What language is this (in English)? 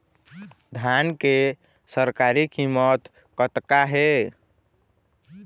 Chhattisgarhi